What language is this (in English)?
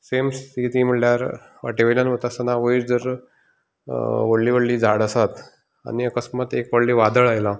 Konkani